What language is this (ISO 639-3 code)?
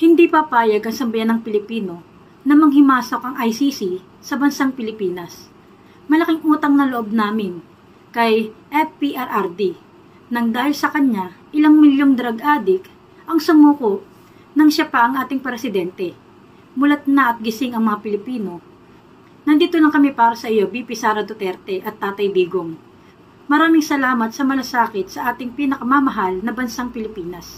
fil